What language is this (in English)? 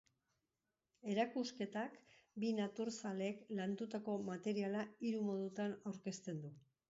Basque